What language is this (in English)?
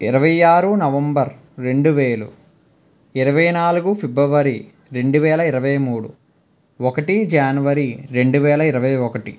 Telugu